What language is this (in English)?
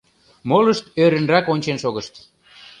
Mari